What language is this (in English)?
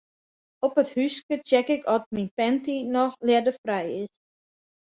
Western Frisian